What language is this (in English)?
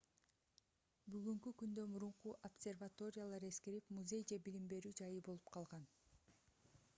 Kyrgyz